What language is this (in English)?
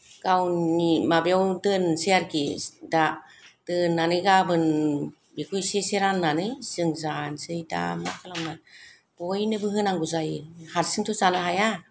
Bodo